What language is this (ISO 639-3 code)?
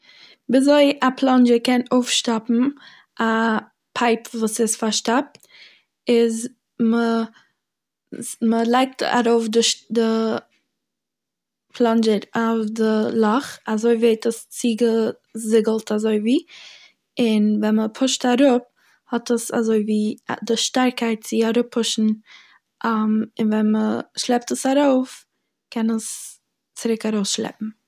yid